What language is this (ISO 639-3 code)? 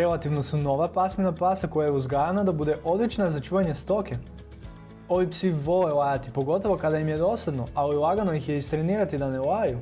hrv